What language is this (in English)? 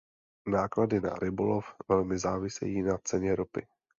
Czech